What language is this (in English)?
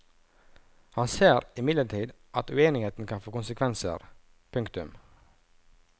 Norwegian